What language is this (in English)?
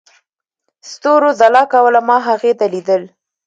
Pashto